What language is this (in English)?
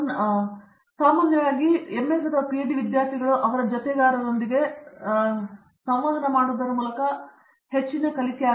Kannada